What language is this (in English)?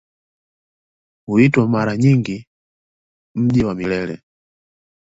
Swahili